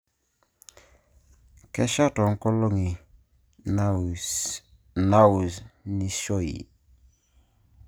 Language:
Masai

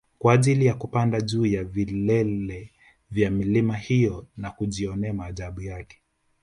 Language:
Swahili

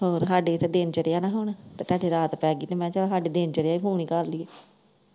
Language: Punjabi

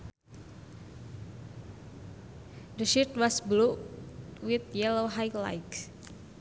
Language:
Sundanese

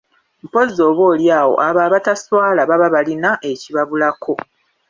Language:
Ganda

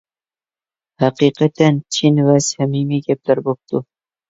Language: Uyghur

